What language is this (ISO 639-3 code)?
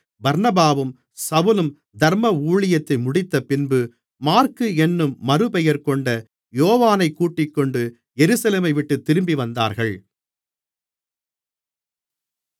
tam